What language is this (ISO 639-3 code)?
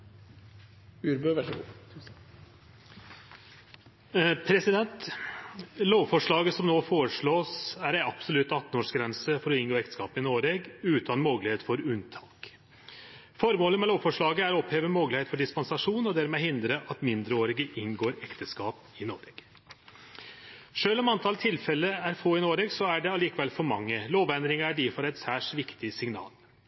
nno